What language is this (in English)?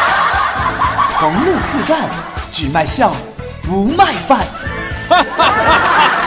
Chinese